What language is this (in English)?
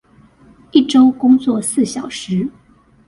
Chinese